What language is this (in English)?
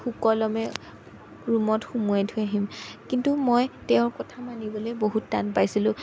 Assamese